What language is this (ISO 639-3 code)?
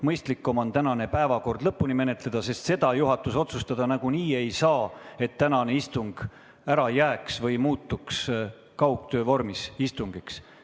est